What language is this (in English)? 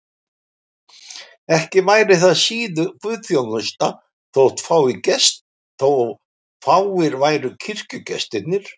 Icelandic